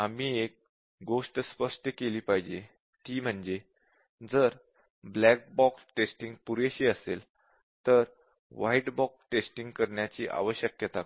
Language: Marathi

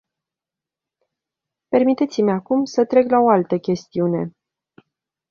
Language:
Romanian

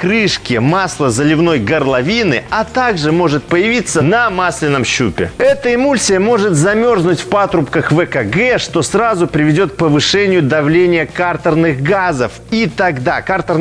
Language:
Russian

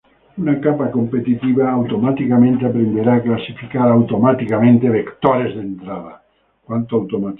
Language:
Spanish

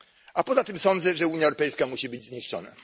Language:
Polish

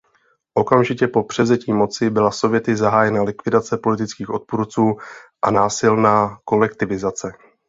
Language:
Czech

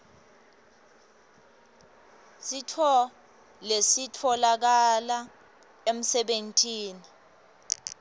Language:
Swati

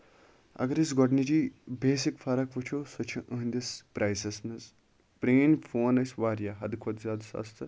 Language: Kashmiri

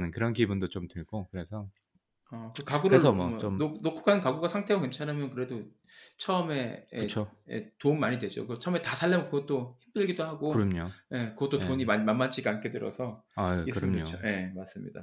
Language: Korean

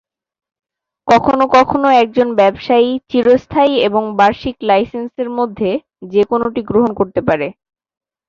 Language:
Bangla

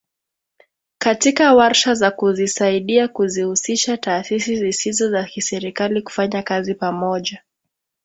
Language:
Swahili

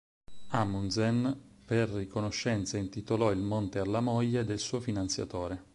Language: Italian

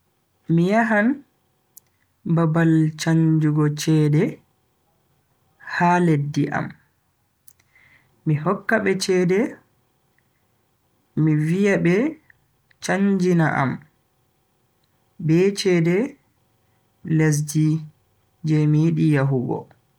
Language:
Bagirmi Fulfulde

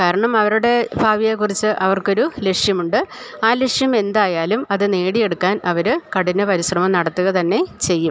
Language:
Malayalam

